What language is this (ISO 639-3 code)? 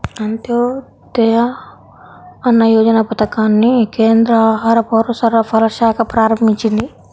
tel